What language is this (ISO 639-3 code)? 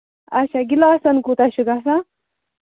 kas